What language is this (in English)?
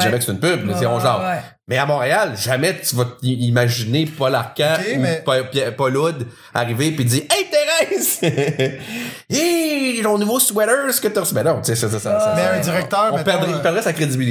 French